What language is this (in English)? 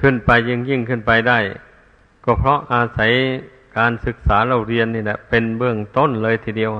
Thai